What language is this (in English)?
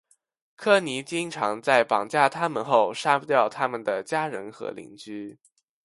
Chinese